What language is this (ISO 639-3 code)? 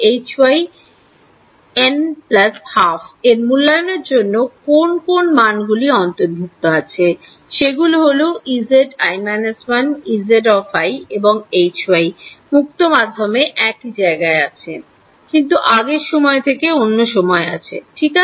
ben